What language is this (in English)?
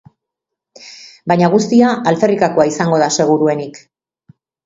Basque